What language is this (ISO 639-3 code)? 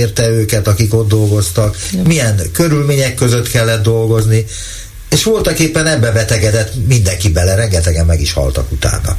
hun